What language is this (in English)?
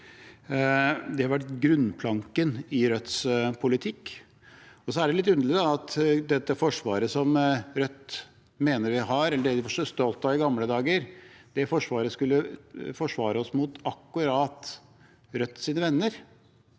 Norwegian